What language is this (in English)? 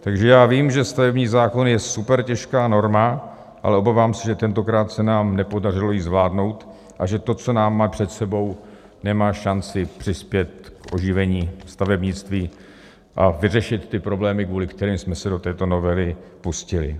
Czech